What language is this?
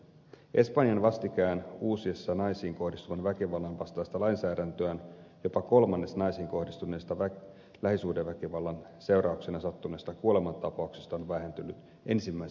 Finnish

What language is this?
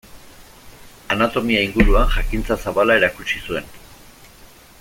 Basque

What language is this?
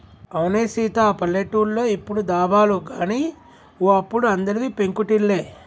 Telugu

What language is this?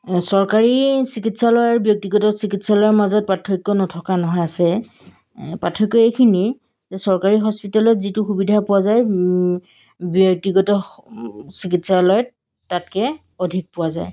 Assamese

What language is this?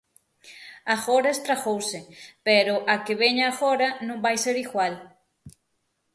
Galician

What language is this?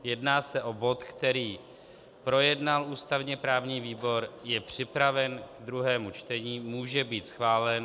Czech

